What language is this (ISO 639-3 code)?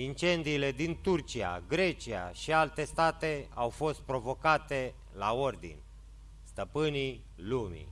ron